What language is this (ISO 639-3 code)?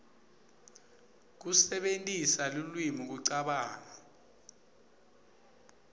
ssw